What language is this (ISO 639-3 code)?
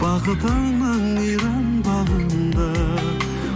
kaz